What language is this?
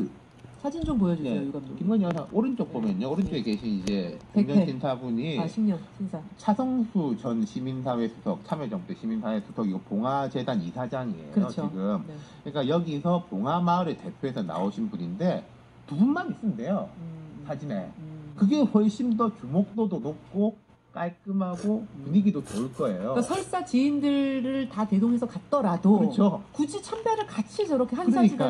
Korean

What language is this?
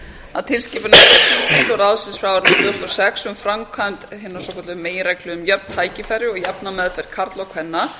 Icelandic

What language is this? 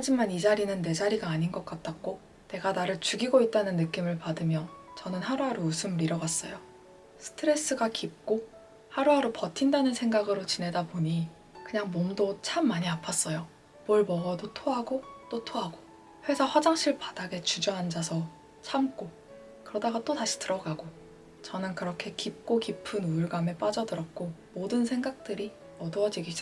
Korean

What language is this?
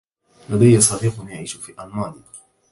Arabic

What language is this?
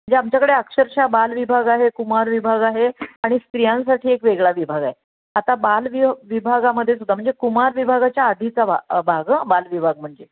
Marathi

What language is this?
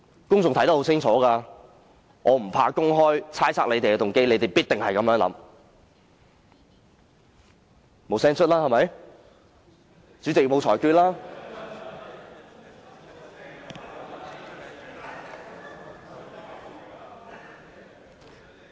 Cantonese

